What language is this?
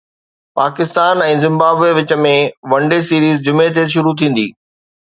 Sindhi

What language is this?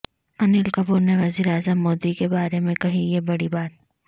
Urdu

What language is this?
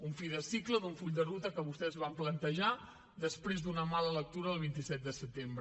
Catalan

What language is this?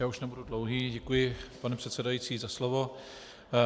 Czech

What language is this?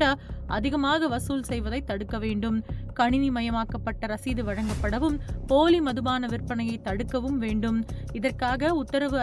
Tamil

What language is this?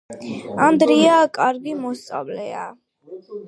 Georgian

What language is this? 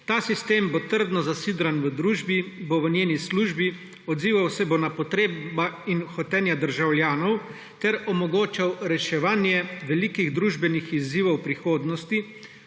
Slovenian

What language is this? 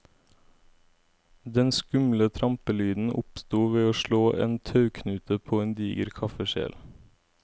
Norwegian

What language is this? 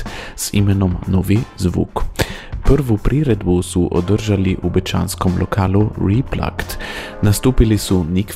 Croatian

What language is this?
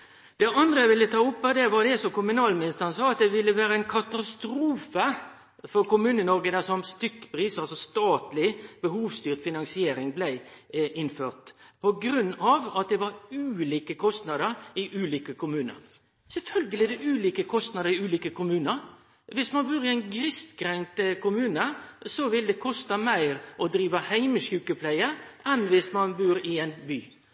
Norwegian Nynorsk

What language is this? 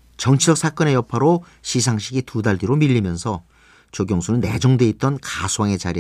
Korean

